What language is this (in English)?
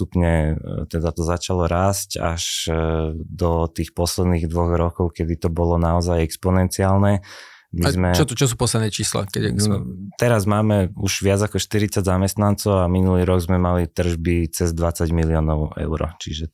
Slovak